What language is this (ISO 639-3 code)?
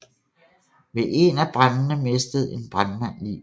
dan